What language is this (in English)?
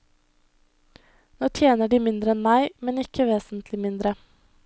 Norwegian